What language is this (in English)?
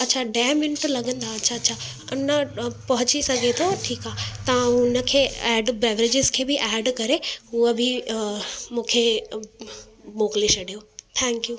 Sindhi